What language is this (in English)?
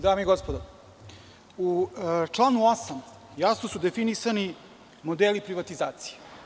Serbian